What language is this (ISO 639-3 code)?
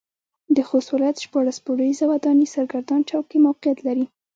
pus